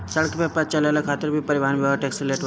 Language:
Bhojpuri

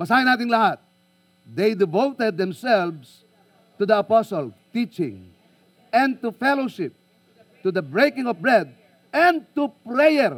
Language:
Filipino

